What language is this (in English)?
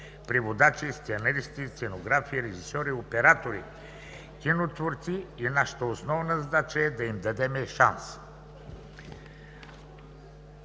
Bulgarian